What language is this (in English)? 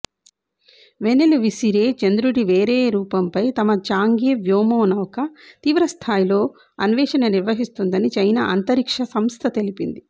Telugu